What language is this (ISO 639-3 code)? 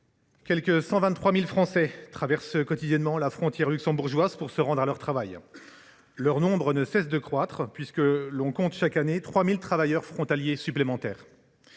fra